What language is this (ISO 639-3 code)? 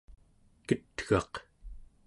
esu